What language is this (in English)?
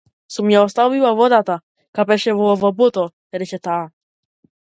Macedonian